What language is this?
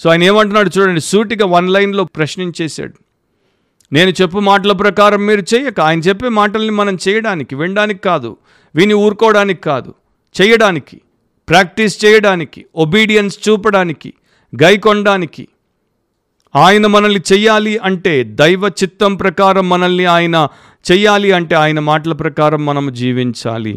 Telugu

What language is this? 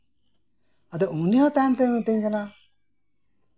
Santali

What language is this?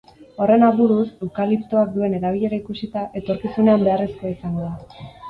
Basque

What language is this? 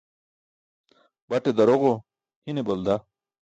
Burushaski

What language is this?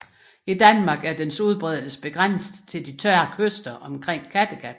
Danish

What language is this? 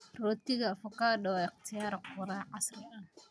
Somali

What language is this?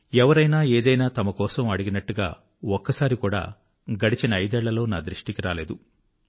Telugu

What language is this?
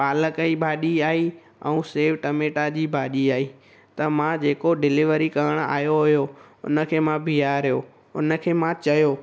Sindhi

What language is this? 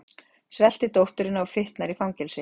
Icelandic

